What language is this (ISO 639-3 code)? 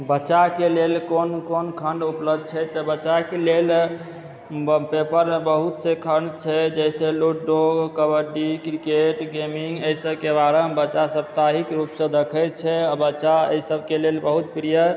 mai